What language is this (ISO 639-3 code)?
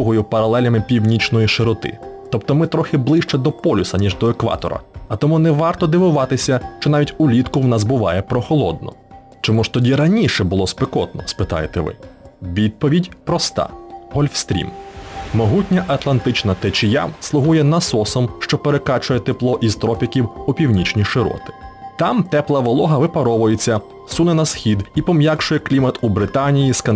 ukr